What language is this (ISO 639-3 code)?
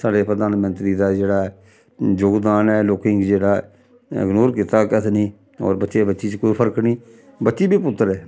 doi